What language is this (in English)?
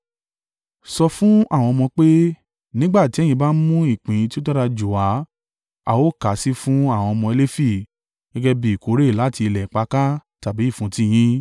Yoruba